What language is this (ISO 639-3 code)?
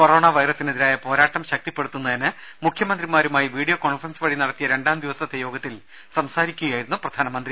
mal